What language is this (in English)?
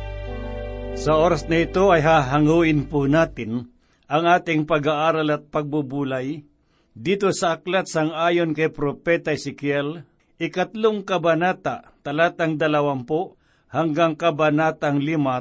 Filipino